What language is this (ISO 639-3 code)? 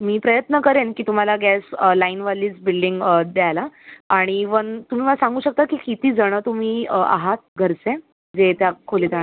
mar